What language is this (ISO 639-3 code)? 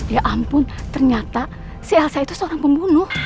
ind